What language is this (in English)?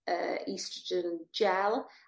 Welsh